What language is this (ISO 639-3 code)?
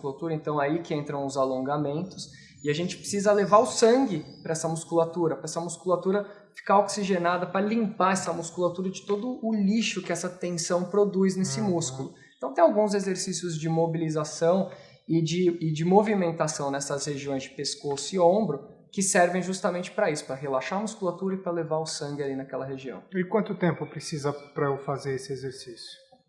por